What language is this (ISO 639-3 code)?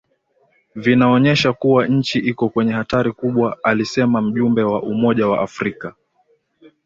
swa